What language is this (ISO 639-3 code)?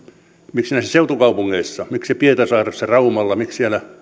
fin